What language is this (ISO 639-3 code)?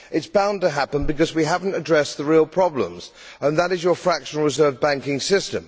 eng